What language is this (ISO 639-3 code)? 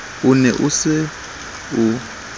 sot